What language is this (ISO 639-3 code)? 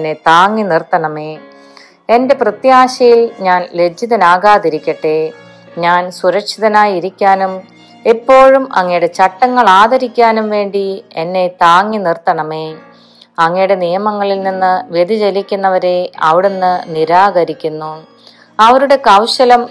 mal